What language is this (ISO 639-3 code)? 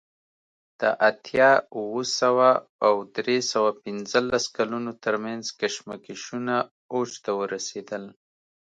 pus